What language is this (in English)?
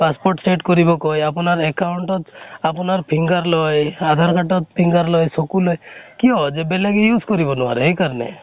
Assamese